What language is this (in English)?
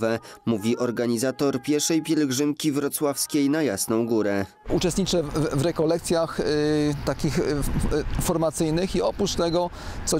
Polish